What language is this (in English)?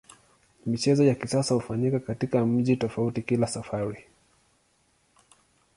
Swahili